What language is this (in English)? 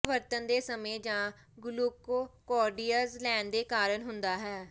Punjabi